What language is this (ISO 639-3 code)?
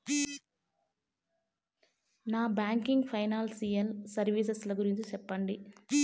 tel